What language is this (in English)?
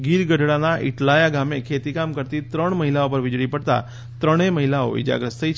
Gujarati